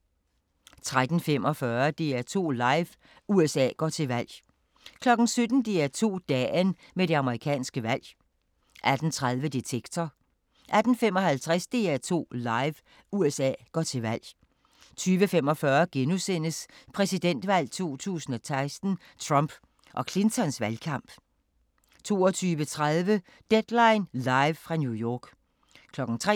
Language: Danish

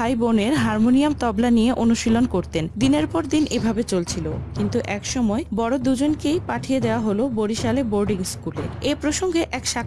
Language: Turkish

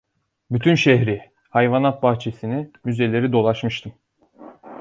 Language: Turkish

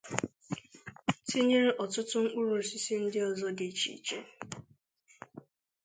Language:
Igbo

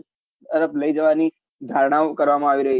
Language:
Gujarati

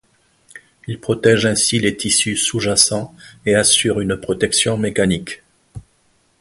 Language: French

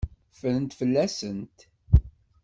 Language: Kabyle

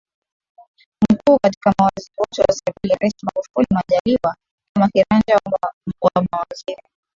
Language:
Swahili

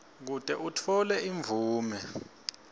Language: Swati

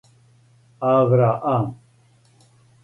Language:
Serbian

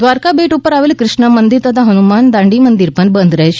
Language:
Gujarati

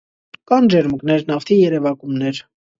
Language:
Armenian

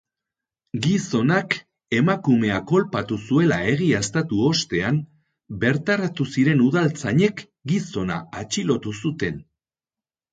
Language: Basque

